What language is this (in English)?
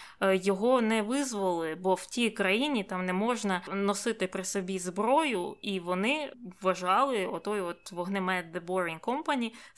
Ukrainian